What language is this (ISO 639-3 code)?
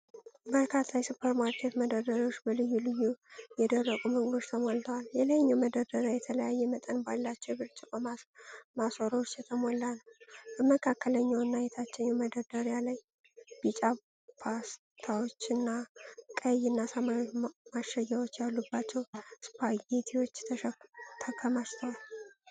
amh